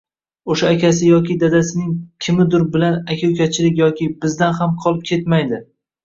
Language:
Uzbek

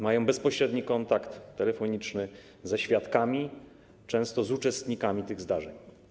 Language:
Polish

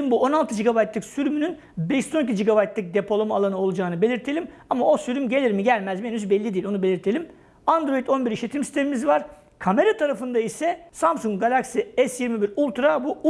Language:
Turkish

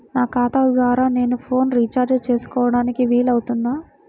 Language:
Telugu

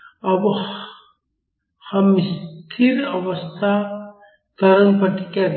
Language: Hindi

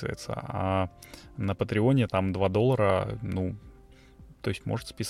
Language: Russian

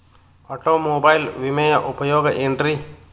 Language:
Kannada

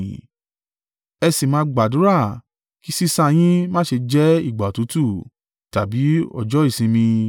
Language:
Yoruba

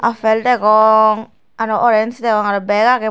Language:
Chakma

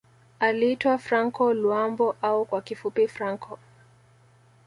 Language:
Swahili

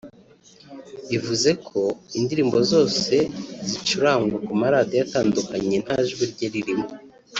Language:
Kinyarwanda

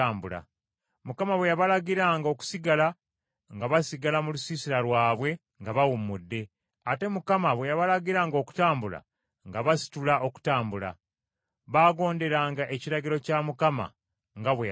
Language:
Ganda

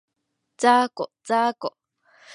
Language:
Japanese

